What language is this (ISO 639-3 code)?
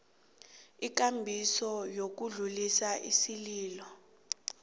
nbl